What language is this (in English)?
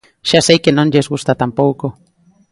Galician